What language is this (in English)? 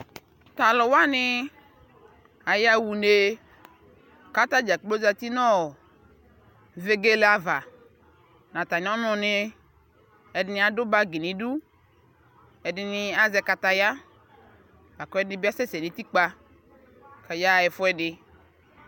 Ikposo